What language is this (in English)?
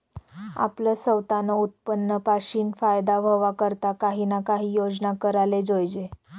Marathi